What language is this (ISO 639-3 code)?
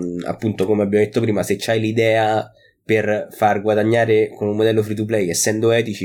ita